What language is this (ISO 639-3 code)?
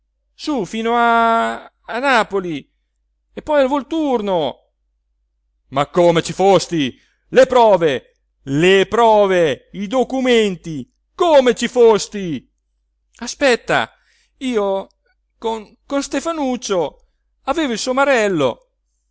ita